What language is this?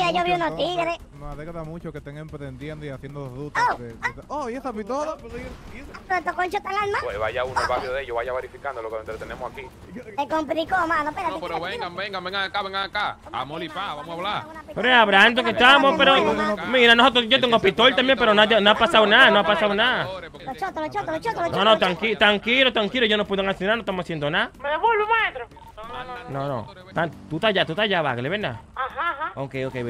Spanish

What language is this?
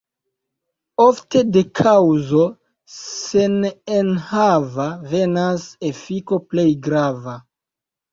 Esperanto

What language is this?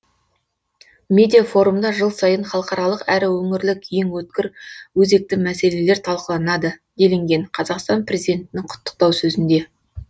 Kazakh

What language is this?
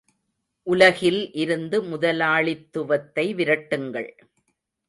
Tamil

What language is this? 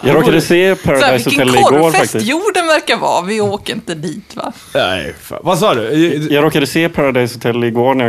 Swedish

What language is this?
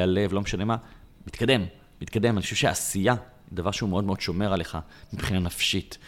Hebrew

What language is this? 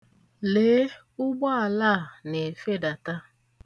Igbo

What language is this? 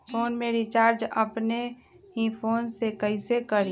Magahi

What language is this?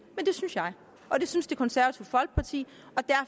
Danish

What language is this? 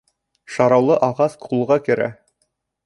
Bashkir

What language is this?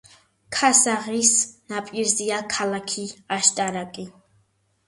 Georgian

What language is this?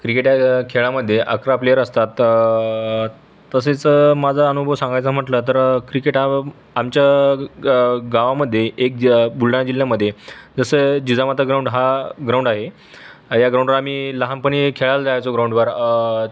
Marathi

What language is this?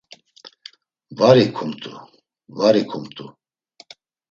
Laz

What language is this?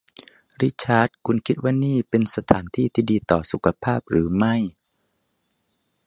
Thai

